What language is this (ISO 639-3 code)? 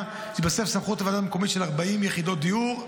heb